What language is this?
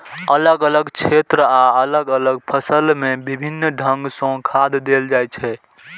Maithili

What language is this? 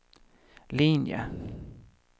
Swedish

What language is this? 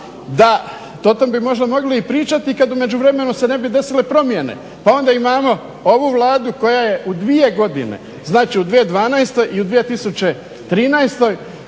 Croatian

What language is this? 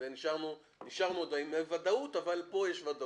Hebrew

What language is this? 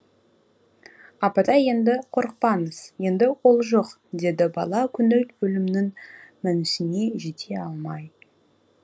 Kazakh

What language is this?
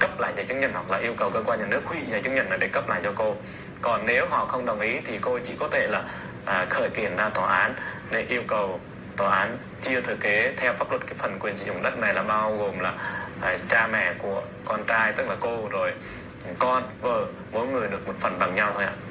Vietnamese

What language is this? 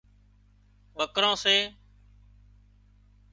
Wadiyara Koli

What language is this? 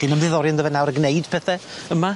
Welsh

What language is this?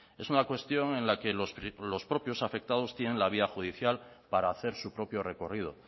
Spanish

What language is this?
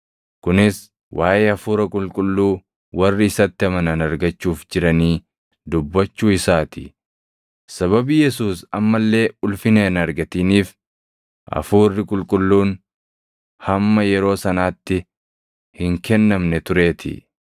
Oromo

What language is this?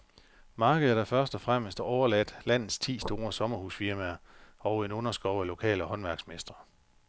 Danish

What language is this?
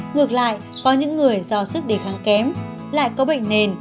Vietnamese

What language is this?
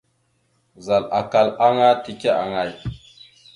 Mada (Cameroon)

